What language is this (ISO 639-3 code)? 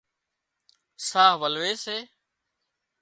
kxp